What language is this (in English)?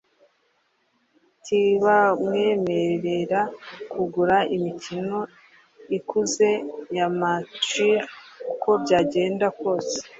Kinyarwanda